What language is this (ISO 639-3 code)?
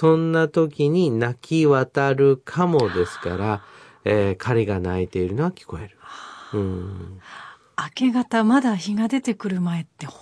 jpn